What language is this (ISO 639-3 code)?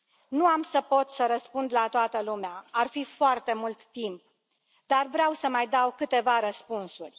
ron